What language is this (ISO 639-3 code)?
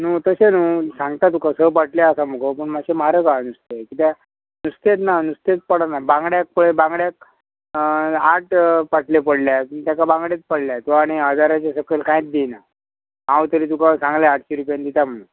kok